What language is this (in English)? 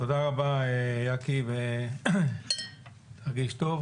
Hebrew